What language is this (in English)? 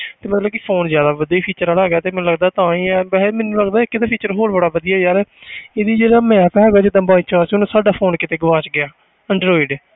Punjabi